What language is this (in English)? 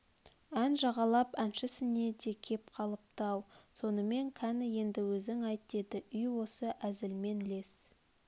Kazakh